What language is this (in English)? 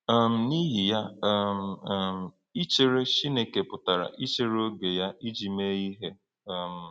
Igbo